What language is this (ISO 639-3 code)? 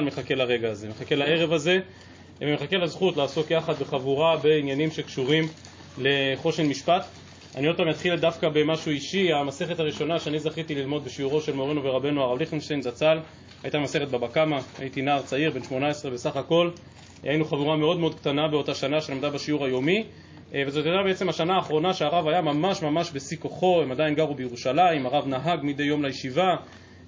heb